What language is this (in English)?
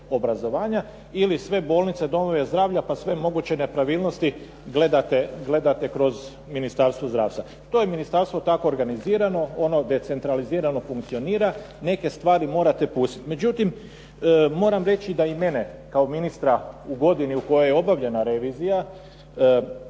Croatian